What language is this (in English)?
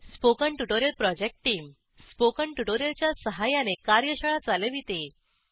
Marathi